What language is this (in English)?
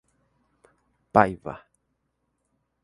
Portuguese